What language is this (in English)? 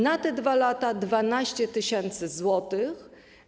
Polish